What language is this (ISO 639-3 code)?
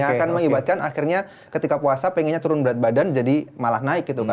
ind